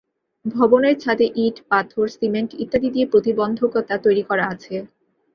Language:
Bangla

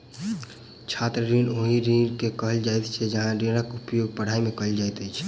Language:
Maithili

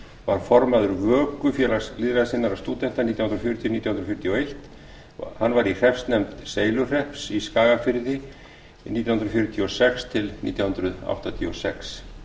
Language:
Icelandic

